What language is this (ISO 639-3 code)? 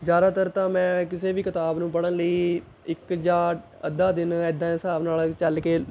pan